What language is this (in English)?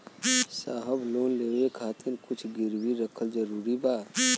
Bhojpuri